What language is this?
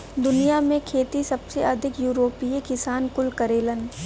Bhojpuri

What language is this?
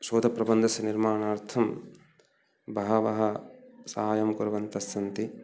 Sanskrit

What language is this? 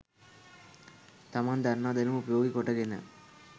Sinhala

